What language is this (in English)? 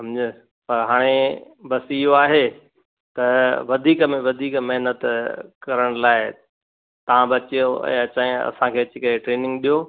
Sindhi